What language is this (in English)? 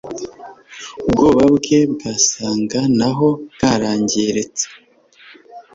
Kinyarwanda